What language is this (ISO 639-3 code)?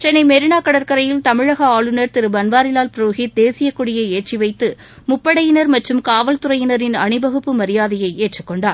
tam